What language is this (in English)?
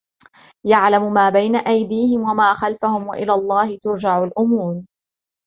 Arabic